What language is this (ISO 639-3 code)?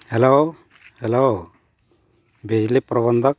sat